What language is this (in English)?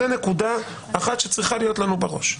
Hebrew